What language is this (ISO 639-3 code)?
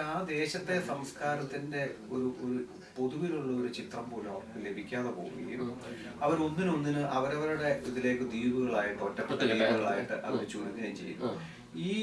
mal